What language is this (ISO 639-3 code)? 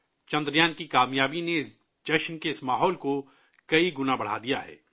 urd